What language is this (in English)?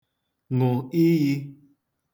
Igbo